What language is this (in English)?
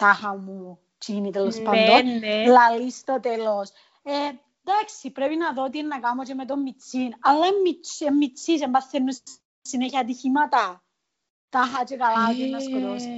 Greek